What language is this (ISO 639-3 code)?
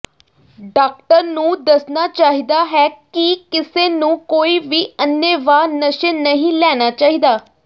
pan